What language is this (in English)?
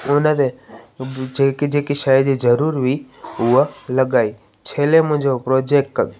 Sindhi